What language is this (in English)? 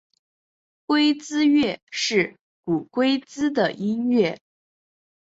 Chinese